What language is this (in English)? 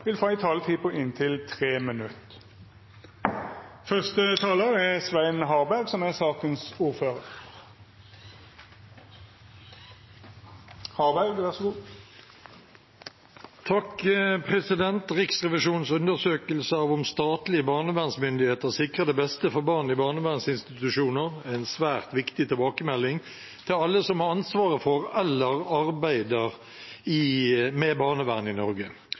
Norwegian